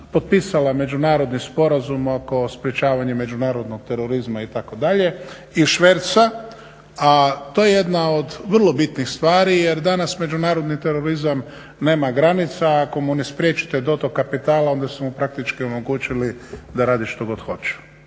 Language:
Croatian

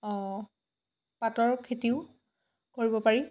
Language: Assamese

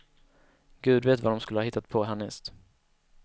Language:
Swedish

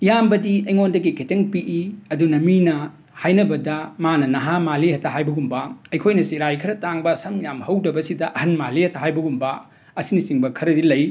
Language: Manipuri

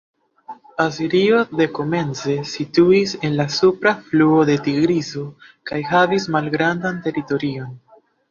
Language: Esperanto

